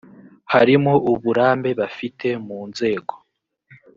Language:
Kinyarwanda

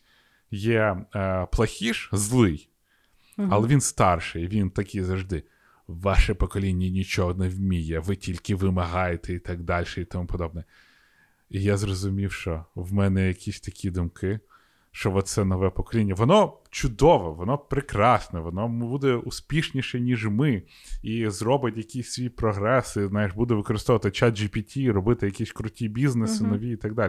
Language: Ukrainian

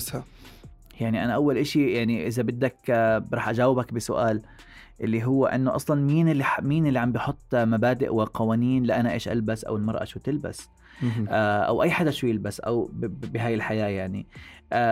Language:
Arabic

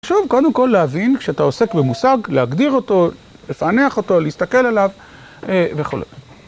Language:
Hebrew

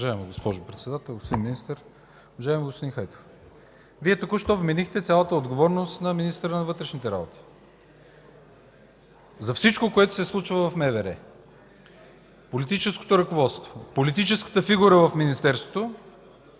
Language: Bulgarian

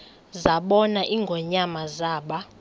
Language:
Xhosa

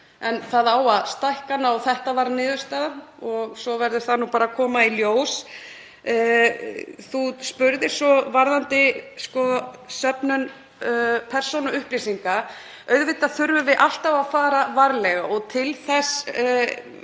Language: Icelandic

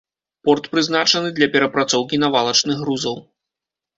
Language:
Belarusian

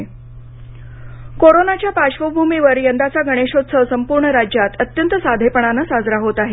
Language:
Marathi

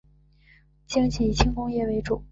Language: Chinese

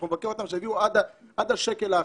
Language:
Hebrew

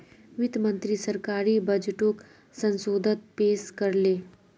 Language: Magahi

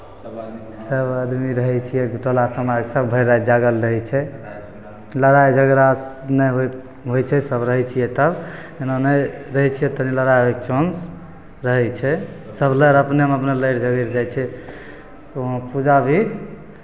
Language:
Maithili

